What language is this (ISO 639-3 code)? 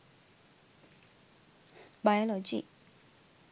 sin